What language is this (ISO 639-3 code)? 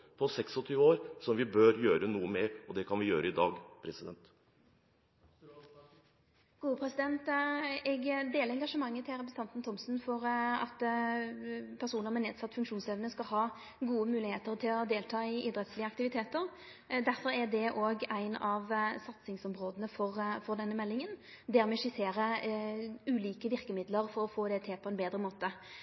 nor